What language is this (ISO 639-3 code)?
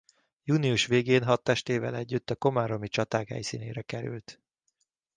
hun